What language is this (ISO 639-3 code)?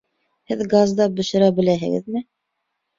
bak